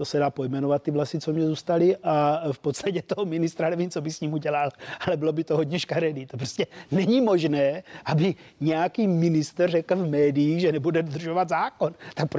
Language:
Czech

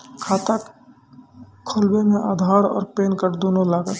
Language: Maithili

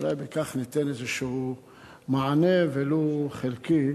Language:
Hebrew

